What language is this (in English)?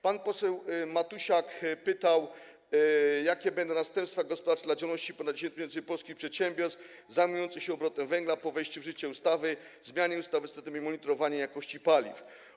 Polish